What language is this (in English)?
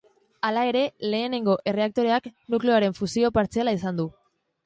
Basque